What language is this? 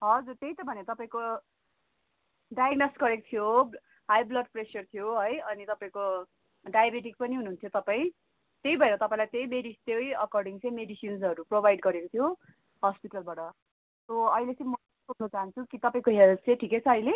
Nepali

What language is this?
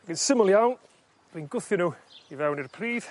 Welsh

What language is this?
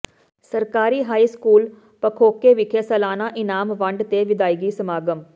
Punjabi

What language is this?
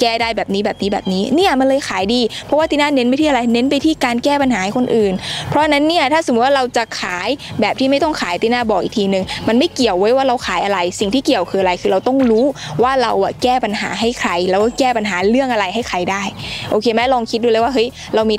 Thai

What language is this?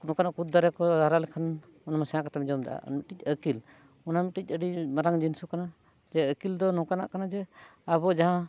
Santali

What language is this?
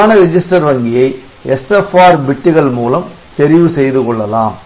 Tamil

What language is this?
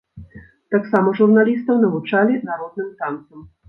Belarusian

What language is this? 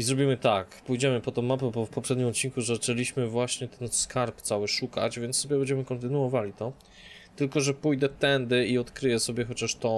Polish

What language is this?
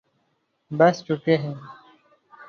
Urdu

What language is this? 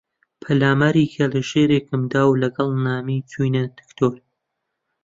Central Kurdish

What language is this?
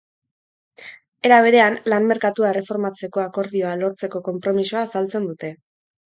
Basque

